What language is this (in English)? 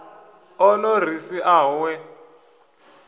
Venda